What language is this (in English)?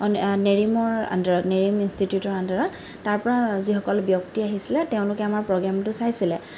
Assamese